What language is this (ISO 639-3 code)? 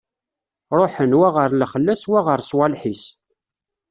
kab